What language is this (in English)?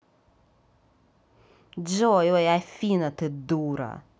Russian